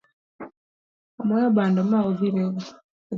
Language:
Luo (Kenya and Tanzania)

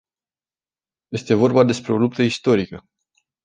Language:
Romanian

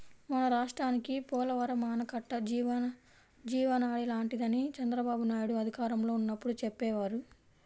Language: Telugu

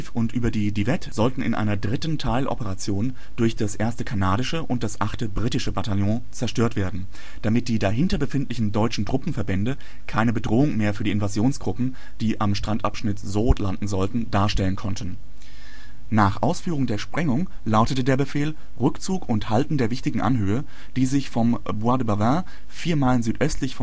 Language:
German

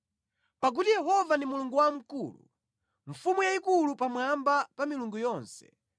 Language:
Nyanja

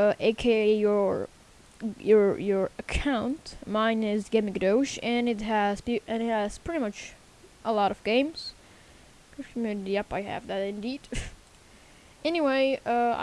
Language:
English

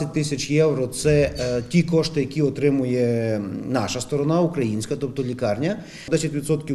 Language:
Ukrainian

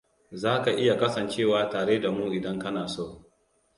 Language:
Hausa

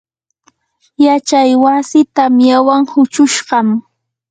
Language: Yanahuanca Pasco Quechua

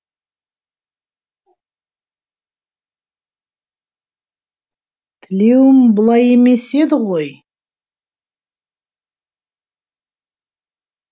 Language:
Kazakh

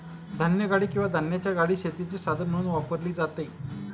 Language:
Marathi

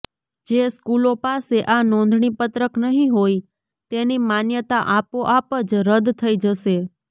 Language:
Gujarati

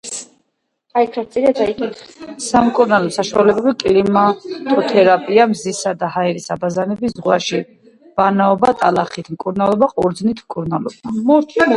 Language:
Georgian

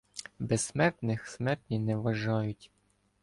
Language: Ukrainian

